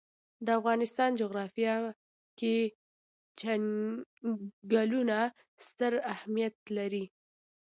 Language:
Pashto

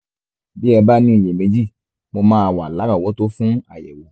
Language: Yoruba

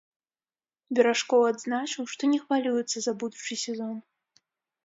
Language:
Belarusian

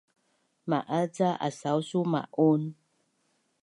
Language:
Bunun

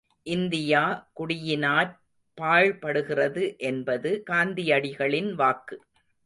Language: Tamil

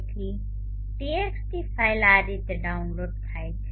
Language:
Gujarati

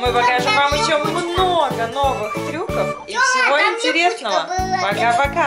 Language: Russian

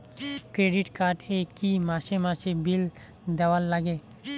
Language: Bangla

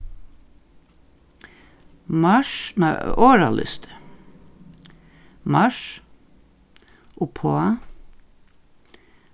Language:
Faroese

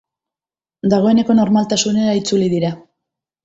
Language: Basque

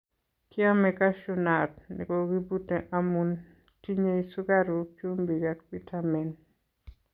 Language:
Kalenjin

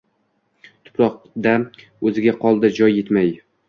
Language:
Uzbek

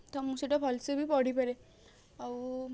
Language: Odia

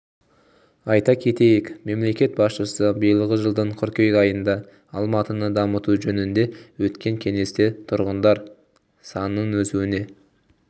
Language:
Kazakh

